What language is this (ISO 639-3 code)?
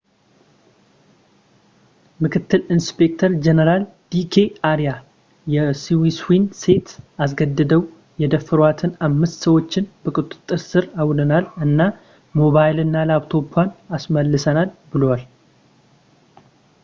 amh